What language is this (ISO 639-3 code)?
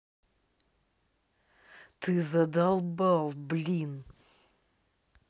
rus